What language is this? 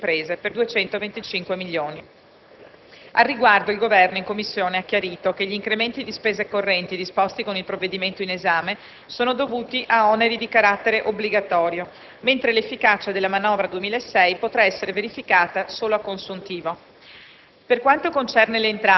Italian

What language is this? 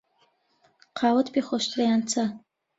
Central Kurdish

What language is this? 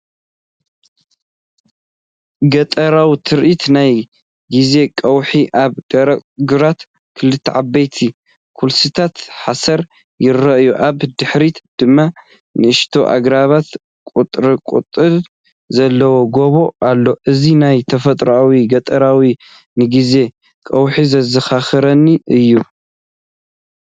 Tigrinya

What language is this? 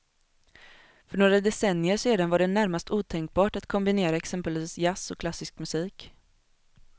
Swedish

